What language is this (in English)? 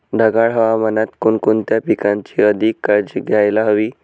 Marathi